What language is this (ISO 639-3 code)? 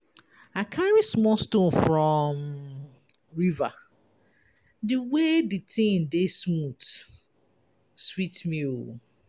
pcm